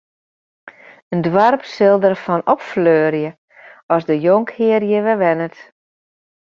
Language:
Western Frisian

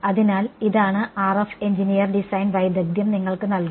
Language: Malayalam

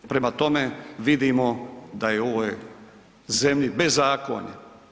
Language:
Croatian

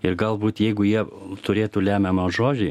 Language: Lithuanian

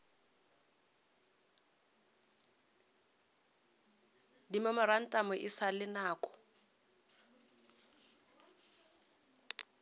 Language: Northern Sotho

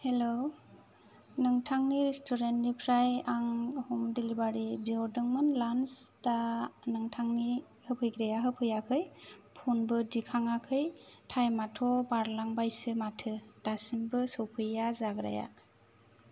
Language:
Bodo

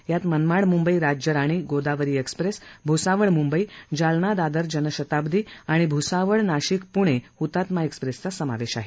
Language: Marathi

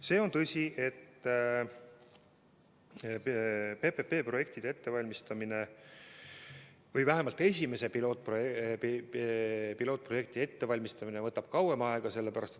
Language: Estonian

